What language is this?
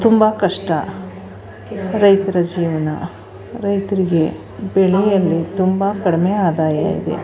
Kannada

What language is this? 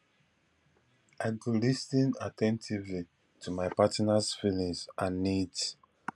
Nigerian Pidgin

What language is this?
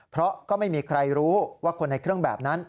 Thai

